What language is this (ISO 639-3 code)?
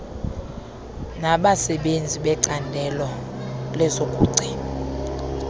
xho